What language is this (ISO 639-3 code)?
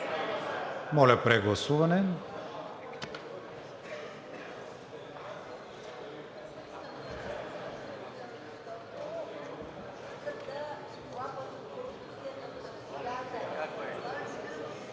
bul